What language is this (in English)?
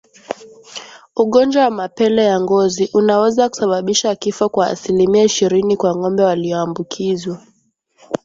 Swahili